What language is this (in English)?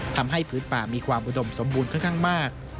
Thai